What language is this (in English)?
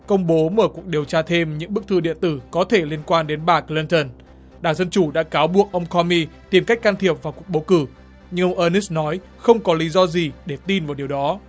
Vietnamese